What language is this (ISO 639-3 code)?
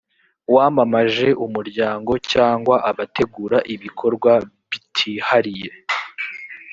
kin